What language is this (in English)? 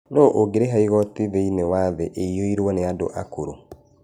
Kikuyu